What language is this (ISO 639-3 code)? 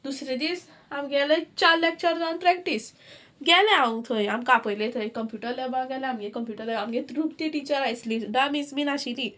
kok